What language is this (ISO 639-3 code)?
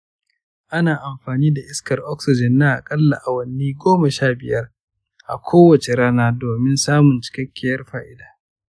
hau